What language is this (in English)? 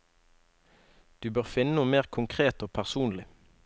Norwegian